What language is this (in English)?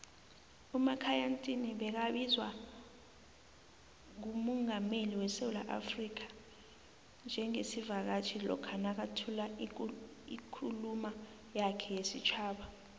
South Ndebele